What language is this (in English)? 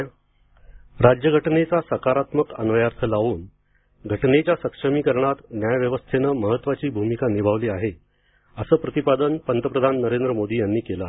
Marathi